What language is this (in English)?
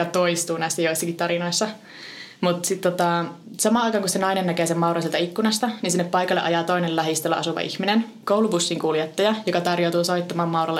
Finnish